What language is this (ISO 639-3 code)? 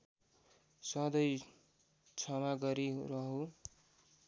nep